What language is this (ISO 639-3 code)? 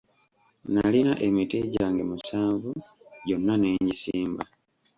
lug